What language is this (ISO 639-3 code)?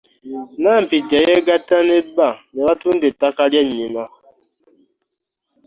lug